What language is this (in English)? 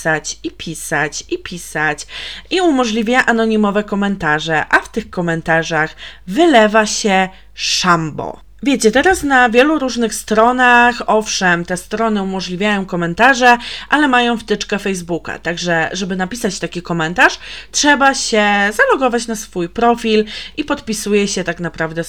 Polish